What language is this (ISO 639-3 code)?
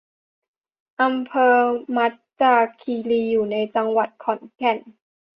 tha